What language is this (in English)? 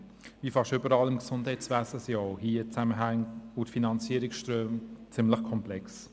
Swiss German